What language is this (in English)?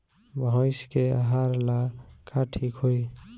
Bhojpuri